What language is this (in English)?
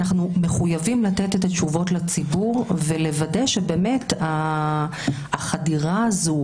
Hebrew